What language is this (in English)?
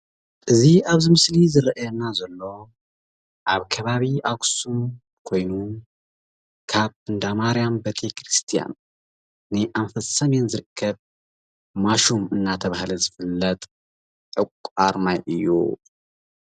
Tigrinya